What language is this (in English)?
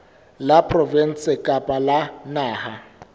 Southern Sotho